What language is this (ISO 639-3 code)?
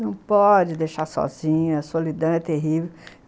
por